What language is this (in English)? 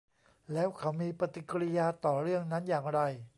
Thai